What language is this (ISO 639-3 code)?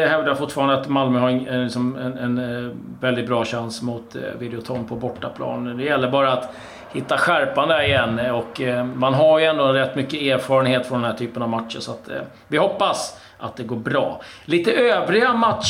swe